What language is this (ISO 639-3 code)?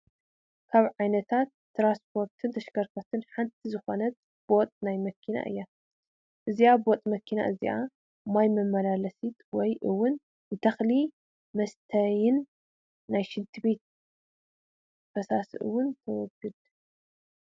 tir